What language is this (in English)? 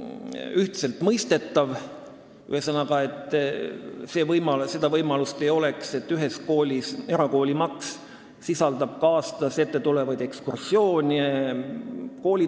Estonian